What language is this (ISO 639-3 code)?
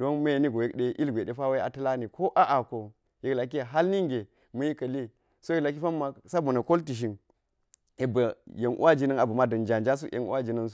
gyz